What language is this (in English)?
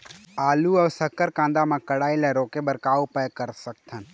Chhattisgarhi